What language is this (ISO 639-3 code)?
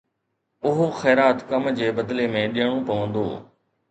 snd